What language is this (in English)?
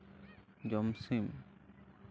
Santali